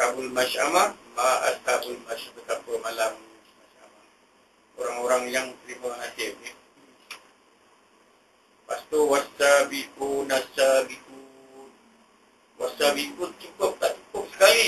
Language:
Malay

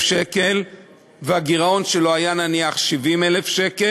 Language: Hebrew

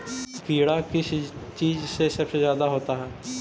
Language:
Magahi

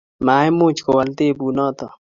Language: Kalenjin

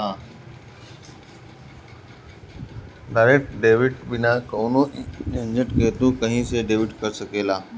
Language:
Bhojpuri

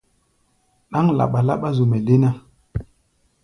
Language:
Gbaya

